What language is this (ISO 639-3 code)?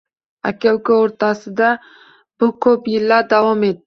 uzb